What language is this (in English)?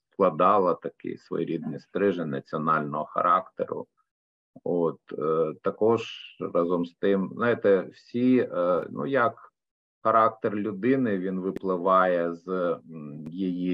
Ukrainian